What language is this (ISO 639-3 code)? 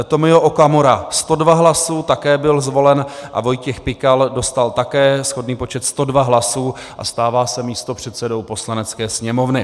ces